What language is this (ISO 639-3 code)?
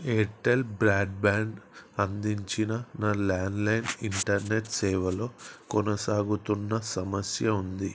tel